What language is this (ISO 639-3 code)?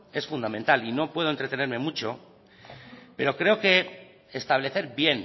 spa